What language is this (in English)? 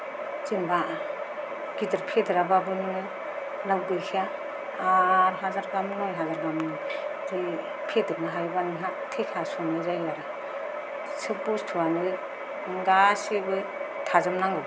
Bodo